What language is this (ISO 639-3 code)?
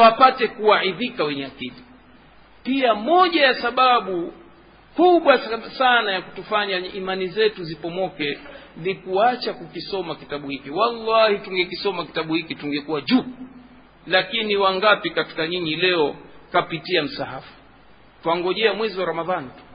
swa